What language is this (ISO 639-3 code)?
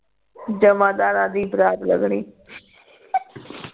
pan